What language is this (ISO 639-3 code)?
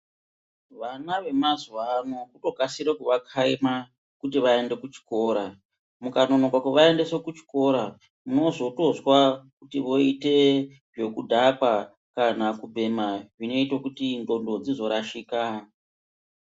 ndc